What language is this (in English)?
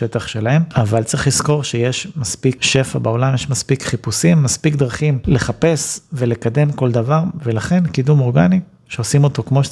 Hebrew